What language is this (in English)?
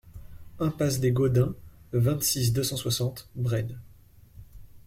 French